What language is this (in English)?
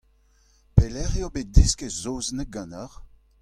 Breton